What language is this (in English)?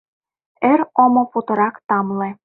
Mari